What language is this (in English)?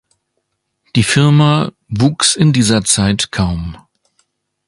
German